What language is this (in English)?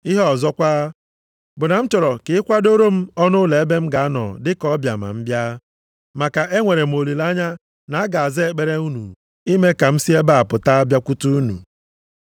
Igbo